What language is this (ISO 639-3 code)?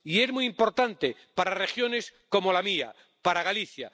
spa